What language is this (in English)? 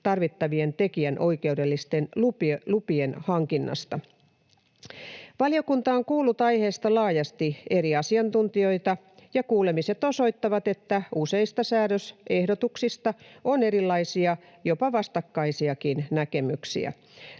Finnish